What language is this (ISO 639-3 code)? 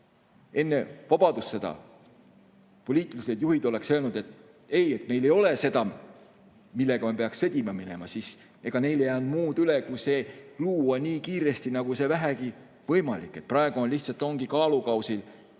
est